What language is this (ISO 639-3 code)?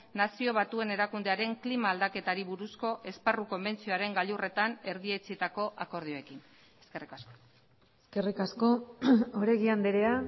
eus